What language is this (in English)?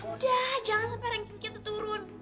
Indonesian